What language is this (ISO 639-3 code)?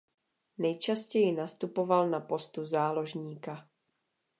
ces